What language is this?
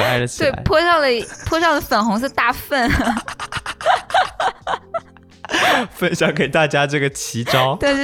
Chinese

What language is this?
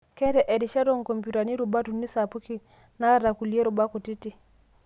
Masai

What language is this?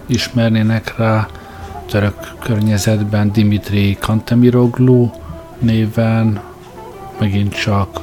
Hungarian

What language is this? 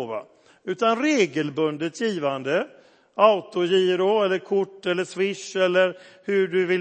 Swedish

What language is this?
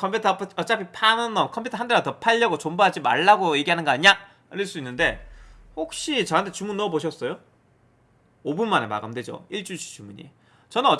Korean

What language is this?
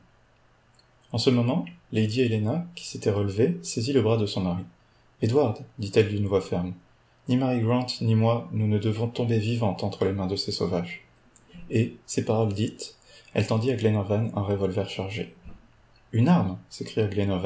French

